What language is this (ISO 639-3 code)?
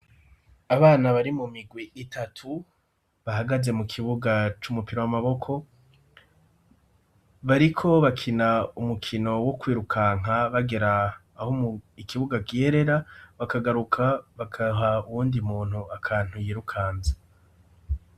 run